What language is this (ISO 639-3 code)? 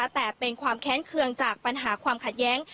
tha